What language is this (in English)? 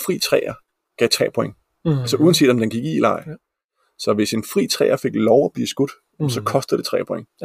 Danish